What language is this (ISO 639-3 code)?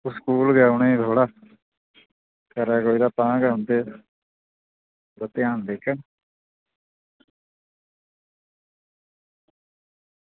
doi